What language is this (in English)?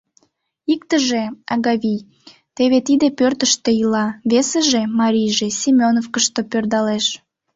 Mari